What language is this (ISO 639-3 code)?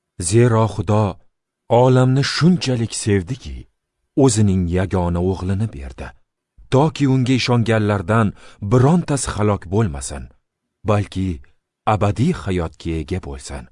tur